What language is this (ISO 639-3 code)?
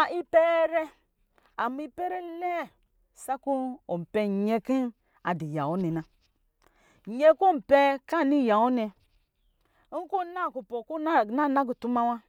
mgi